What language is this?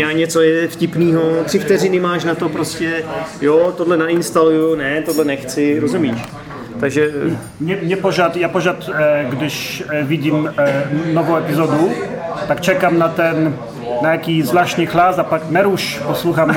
Czech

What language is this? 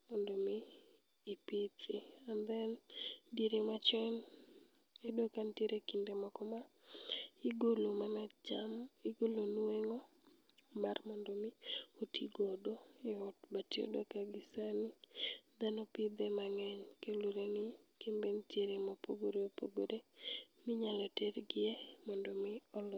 Luo (Kenya and Tanzania)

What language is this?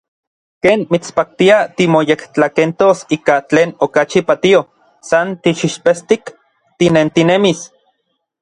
Orizaba Nahuatl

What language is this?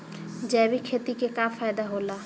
Bhojpuri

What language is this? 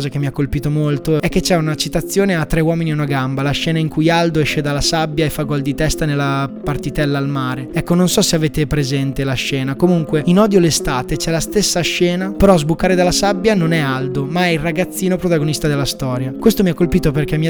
Italian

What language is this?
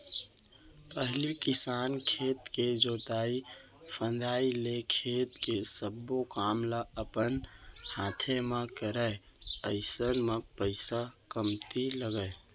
Chhattisgarhi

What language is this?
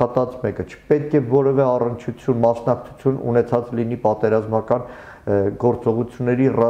Turkish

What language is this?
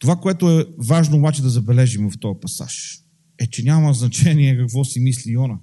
Bulgarian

